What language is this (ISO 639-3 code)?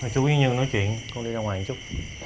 vie